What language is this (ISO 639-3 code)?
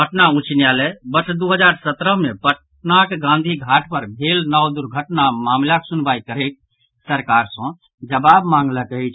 mai